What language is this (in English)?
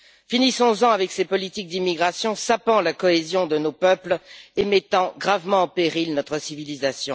French